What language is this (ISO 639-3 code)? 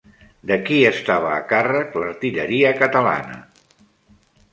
cat